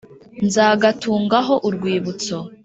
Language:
Kinyarwanda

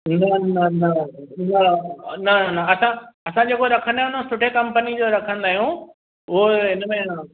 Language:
Sindhi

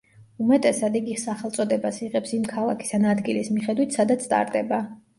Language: Georgian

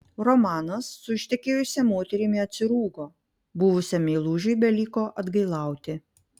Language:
Lithuanian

